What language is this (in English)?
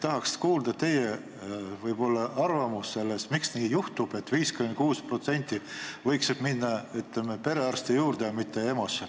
Estonian